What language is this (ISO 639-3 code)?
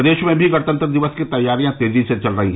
hin